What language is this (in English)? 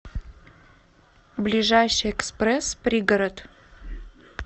Russian